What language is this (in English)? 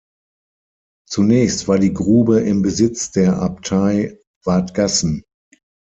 German